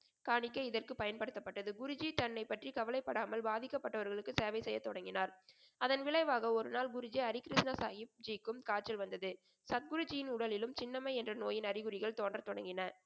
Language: Tamil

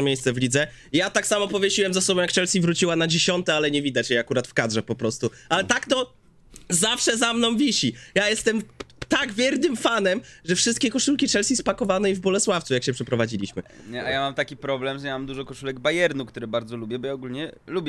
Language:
Polish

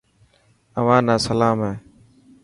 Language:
Dhatki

